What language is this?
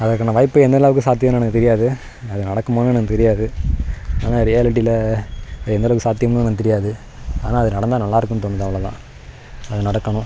Tamil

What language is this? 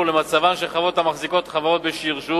Hebrew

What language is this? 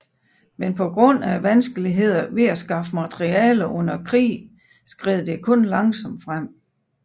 Danish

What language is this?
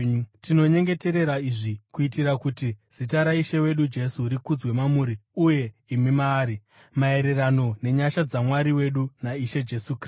Shona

